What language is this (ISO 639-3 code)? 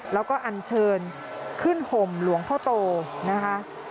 tha